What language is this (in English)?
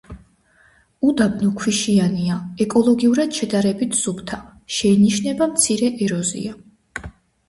Georgian